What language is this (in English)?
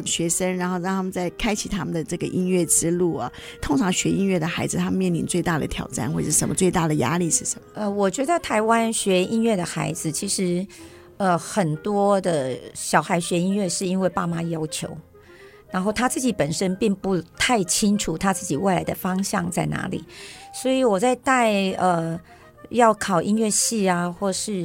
Chinese